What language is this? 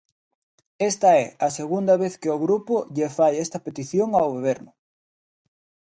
Galician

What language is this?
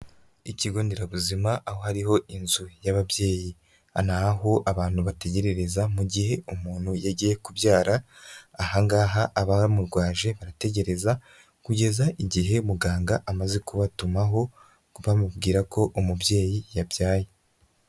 Kinyarwanda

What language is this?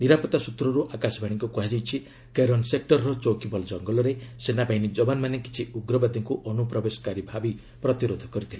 Odia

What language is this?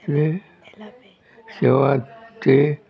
Konkani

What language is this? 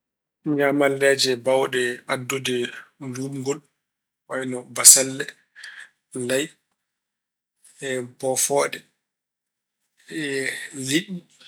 Fula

